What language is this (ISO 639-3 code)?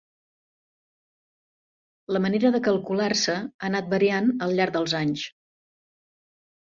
cat